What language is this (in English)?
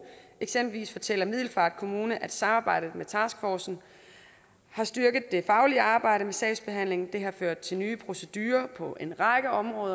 Danish